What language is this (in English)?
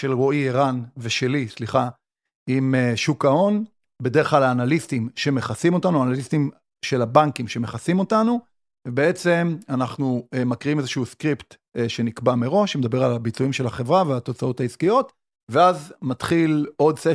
Hebrew